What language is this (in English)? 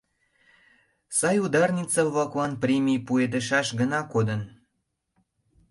Mari